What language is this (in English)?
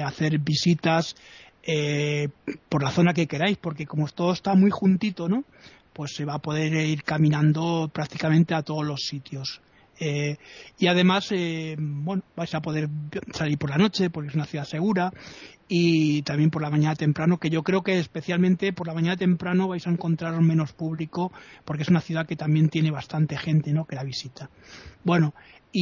Spanish